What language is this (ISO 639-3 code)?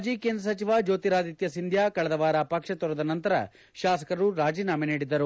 kan